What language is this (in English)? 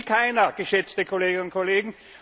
German